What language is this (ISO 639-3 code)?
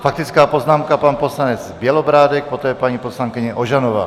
ces